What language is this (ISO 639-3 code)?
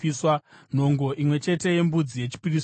sna